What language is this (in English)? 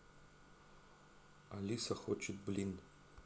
Russian